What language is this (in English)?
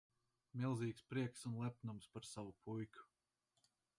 Latvian